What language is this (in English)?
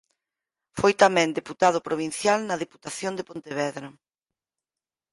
Galician